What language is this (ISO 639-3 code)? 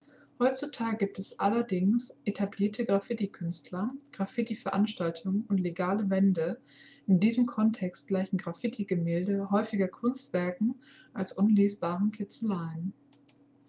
deu